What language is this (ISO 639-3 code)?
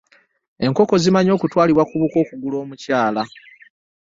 lug